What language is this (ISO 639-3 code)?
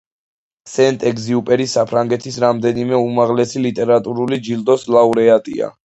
kat